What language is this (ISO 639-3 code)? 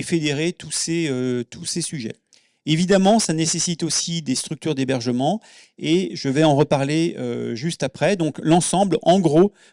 fra